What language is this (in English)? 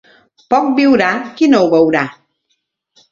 Catalan